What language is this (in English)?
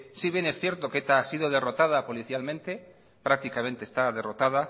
Spanish